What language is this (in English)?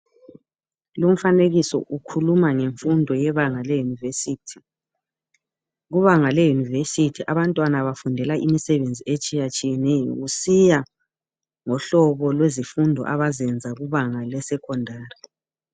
North Ndebele